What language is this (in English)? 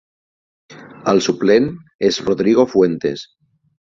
Catalan